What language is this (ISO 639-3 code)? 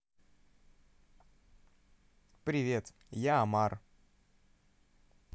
rus